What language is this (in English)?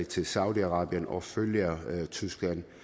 Danish